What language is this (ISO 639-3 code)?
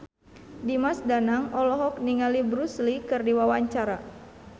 sun